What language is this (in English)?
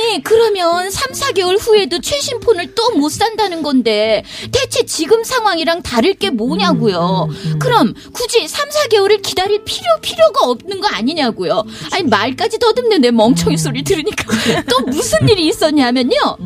Korean